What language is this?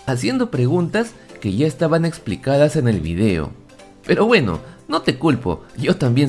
Spanish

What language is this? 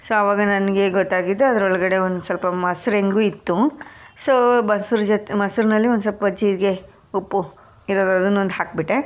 Kannada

